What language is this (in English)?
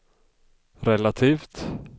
Swedish